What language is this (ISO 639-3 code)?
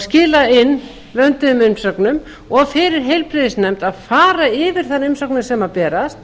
isl